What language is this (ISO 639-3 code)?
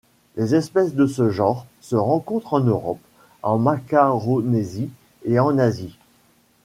fra